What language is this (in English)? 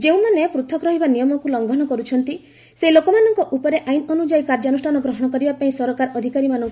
Odia